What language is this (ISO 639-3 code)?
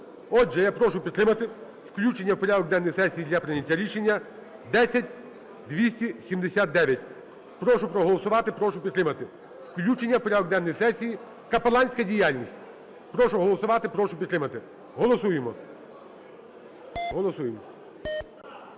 ukr